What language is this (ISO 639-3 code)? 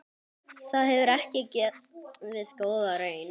isl